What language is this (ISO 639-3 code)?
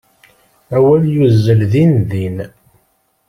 kab